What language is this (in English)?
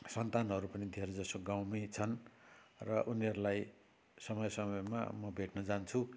Nepali